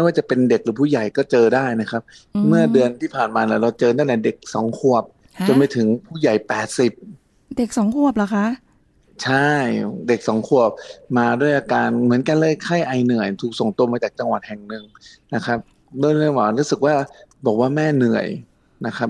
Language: Thai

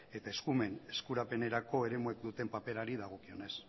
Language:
Basque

